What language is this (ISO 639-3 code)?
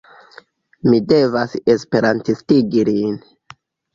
epo